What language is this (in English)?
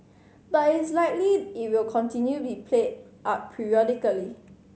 English